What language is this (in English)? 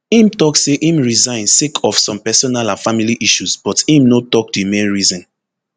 Nigerian Pidgin